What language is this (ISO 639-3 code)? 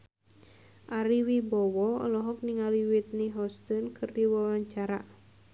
sun